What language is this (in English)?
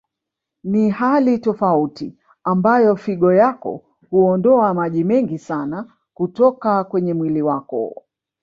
Swahili